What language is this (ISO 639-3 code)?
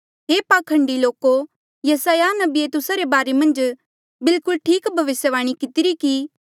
mjl